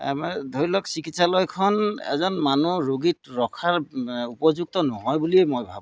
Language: Assamese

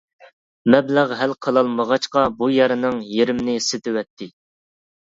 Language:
Uyghur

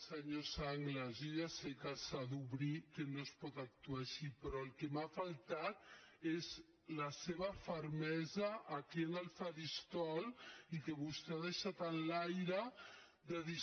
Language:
Catalan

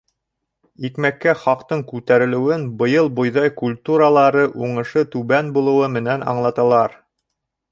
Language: Bashkir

